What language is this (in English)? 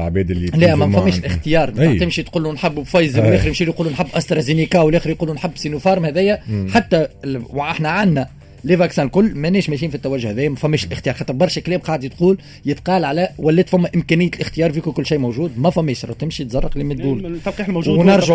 Arabic